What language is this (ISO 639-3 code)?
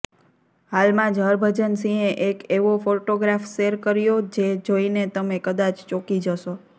guj